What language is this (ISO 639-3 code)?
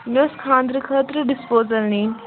kas